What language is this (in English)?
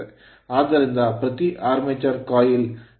Kannada